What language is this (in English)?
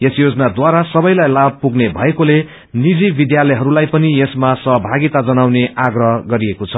Nepali